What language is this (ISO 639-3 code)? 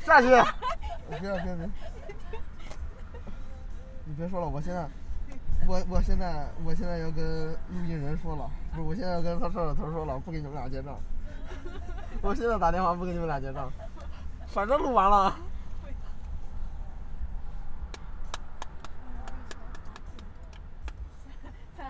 zho